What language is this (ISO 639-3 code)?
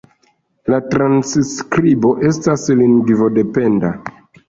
epo